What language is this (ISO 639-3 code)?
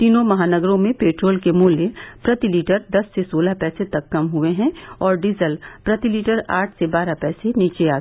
hin